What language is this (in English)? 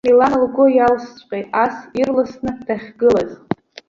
Abkhazian